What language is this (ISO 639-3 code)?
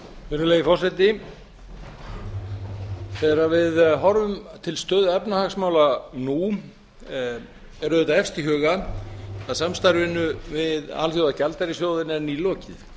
isl